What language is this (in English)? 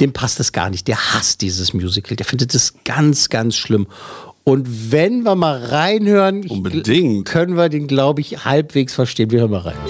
German